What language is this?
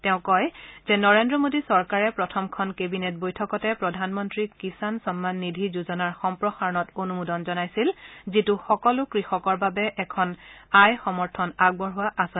Assamese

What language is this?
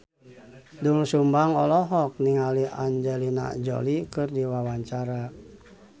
Sundanese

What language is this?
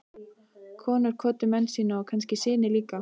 Icelandic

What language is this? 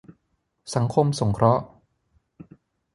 Thai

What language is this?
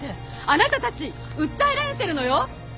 Japanese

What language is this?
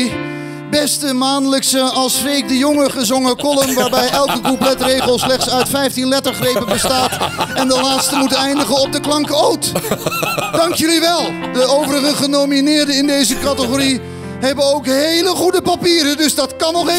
Dutch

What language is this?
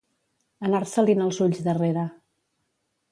Catalan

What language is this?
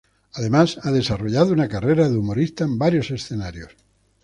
Spanish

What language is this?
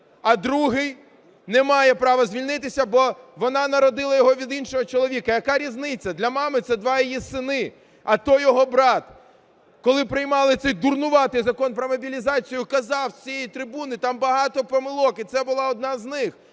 Ukrainian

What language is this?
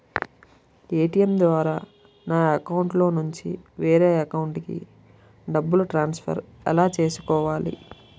Telugu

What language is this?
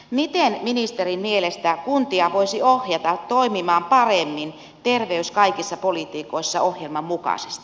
Finnish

